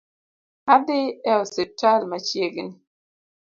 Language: Luo (Kenya and Tanzania)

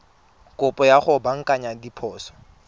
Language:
Tswana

